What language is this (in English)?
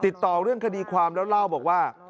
Thai